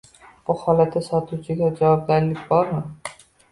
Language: Uzbek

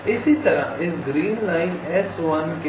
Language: Hindi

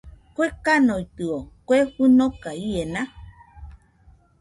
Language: Nüpode Huitoto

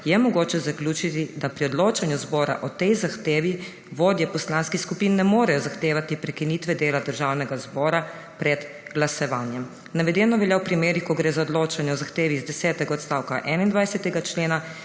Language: Slovenian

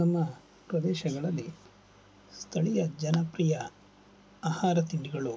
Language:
Kannada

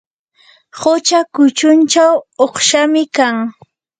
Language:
Yanahuanca Pasco Quechua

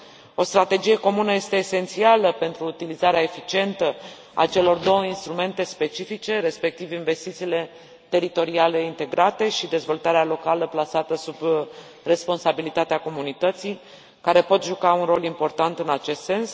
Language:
Romanian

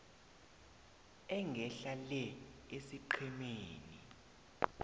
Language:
South Ndebele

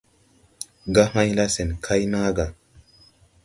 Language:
Tupuri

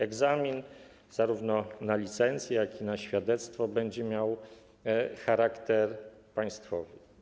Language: Polish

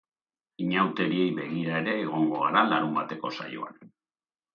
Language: Basque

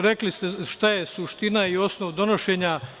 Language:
Serbian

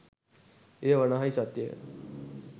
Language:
Sinhala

